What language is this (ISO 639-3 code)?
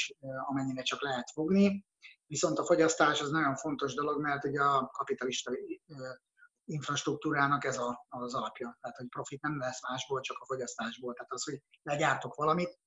hun